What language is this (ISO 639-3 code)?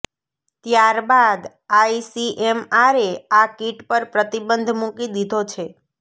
guj